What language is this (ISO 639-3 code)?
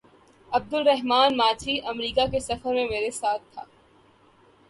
urd